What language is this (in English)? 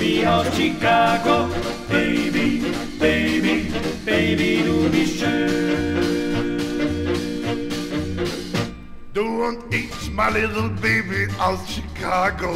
Dutch